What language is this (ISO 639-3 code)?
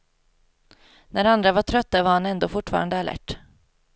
swe